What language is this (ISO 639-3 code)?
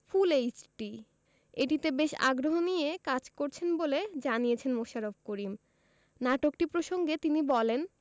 ben